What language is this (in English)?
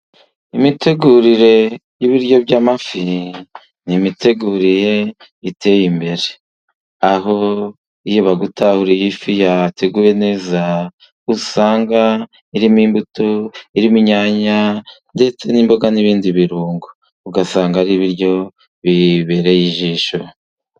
Kinyarwanda